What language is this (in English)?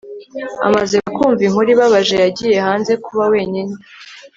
Kinyarwanda